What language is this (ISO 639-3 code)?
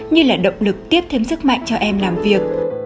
vie